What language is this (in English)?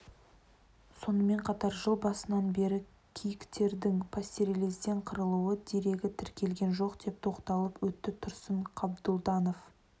Kazakh